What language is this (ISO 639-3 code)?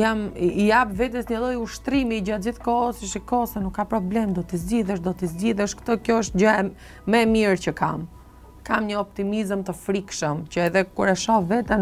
ron